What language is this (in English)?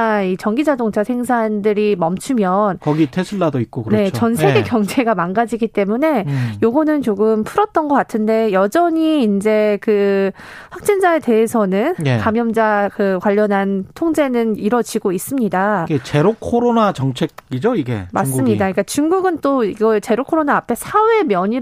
Korean